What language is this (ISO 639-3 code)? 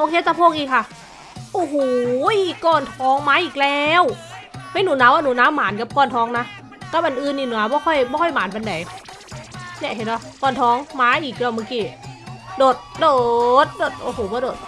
tha